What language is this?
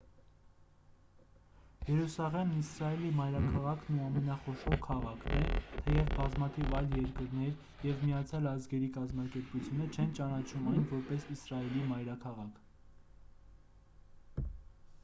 Armenian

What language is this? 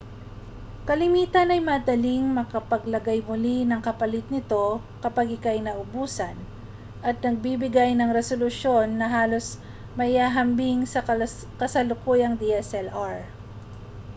Filipino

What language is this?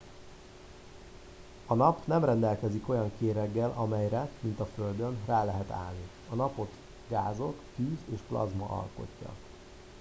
Hungarian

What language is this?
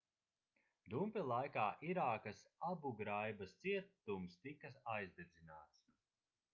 Latvian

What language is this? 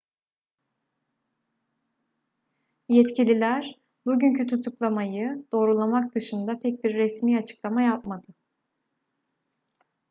Turkish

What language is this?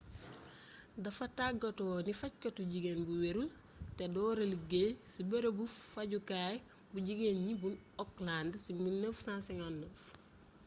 Wolof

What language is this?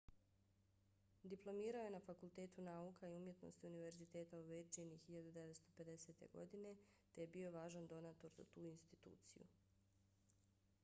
Bosnian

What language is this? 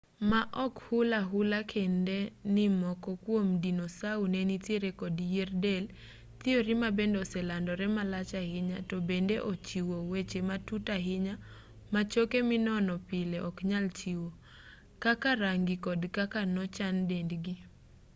Luo (Kenya and Tanzania)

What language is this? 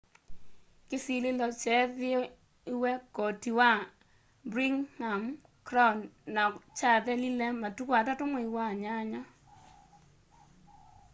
Kamba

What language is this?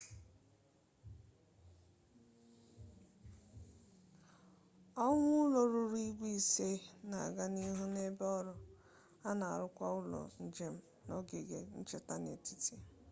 Igbo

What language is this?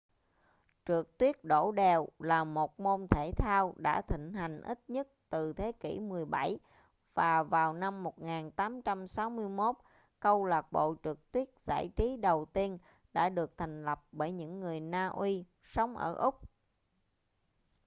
Vietnamese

